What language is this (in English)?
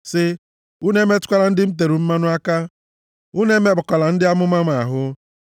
Igbo